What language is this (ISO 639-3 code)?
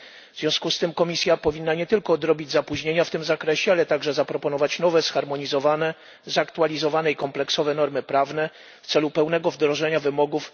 pol